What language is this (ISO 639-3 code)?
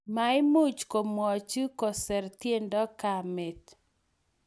kln